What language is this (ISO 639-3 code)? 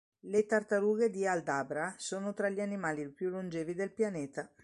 ita